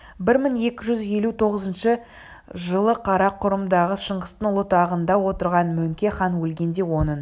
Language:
Kazakh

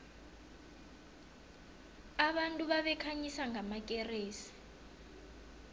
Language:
South Ndebele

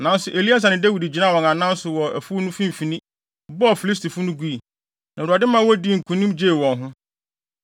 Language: Akan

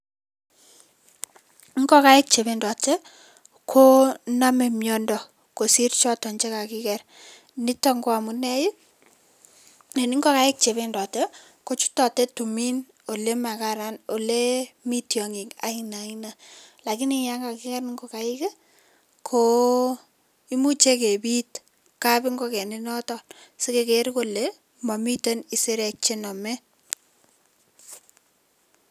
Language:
Kalenjin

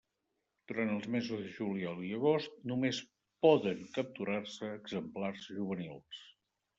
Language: Catalan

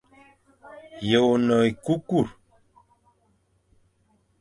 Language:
Fang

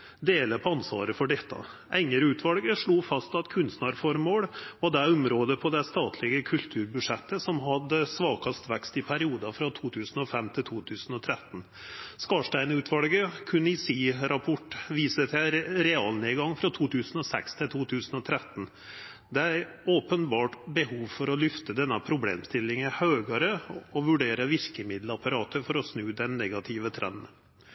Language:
Norwegian Nynorsk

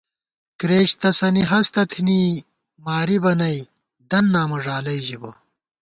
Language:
Gawar-Bati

